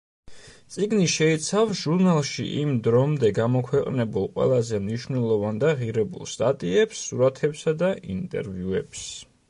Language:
Georgian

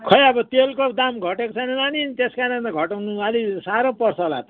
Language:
Nepali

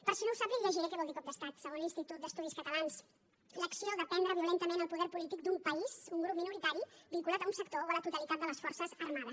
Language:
Catalan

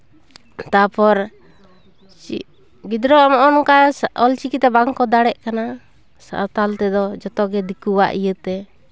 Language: Santali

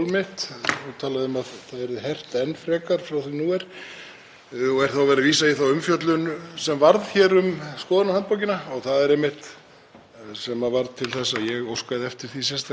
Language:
Icelandic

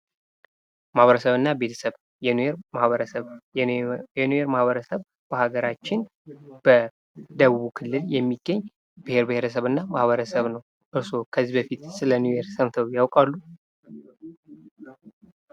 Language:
Amharic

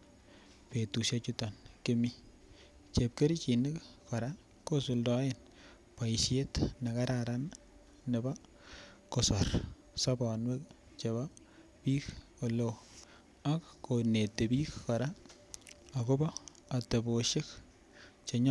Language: Kalenjin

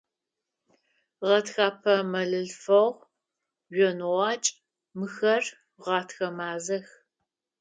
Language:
Adyghe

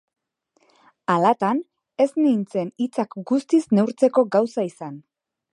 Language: Basque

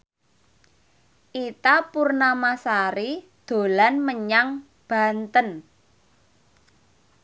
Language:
Javanese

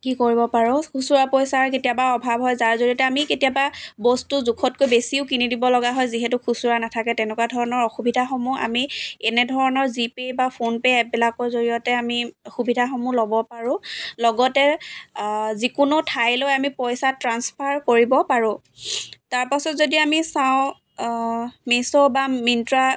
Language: Assamese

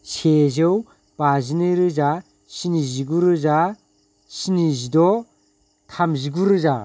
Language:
Bodo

